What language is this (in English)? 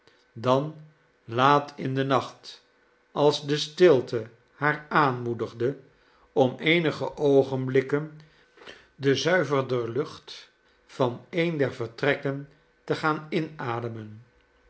Dutch